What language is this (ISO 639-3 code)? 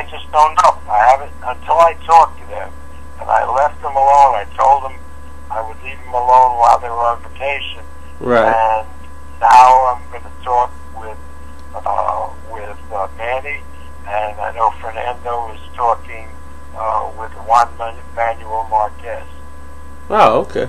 eng